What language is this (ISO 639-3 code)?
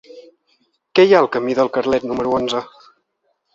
cat